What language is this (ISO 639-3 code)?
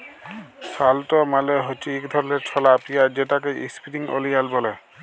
ben